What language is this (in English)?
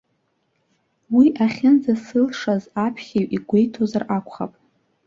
Abkhazian